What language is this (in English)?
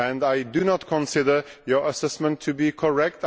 English